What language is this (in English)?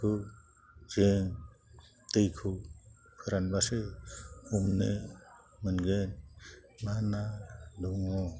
Bodo